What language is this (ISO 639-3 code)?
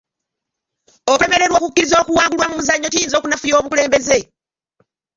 lug